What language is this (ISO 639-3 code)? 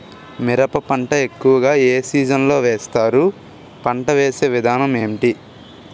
tel